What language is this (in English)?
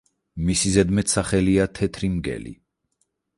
Georgian